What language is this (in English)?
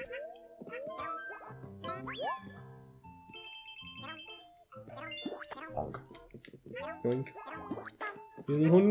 German